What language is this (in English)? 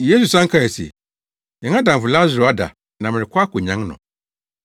Akan